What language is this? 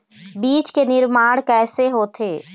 Chhattisgarhi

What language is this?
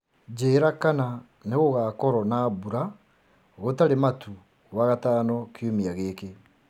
Kikuyu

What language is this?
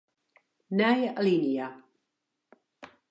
Western Frisian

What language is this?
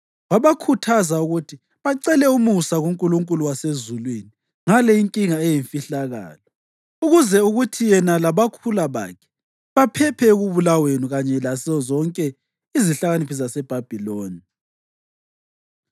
North Ndebele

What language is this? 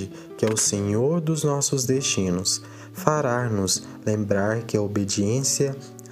Portuguese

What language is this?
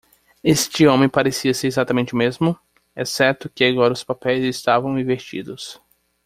Portuguese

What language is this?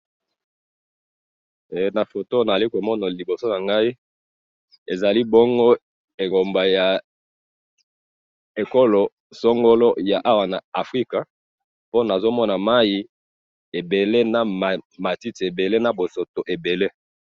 Lingala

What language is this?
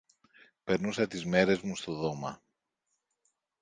Greek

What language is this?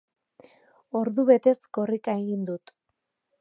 Basque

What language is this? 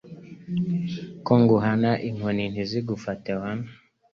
Kinyarwanda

